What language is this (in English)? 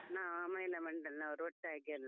Kannada